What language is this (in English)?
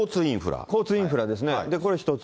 Japanese